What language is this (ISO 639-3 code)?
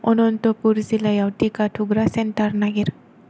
brx